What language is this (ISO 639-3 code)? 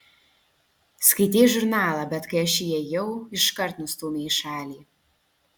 lit